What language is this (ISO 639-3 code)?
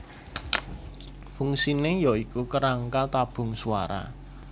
jav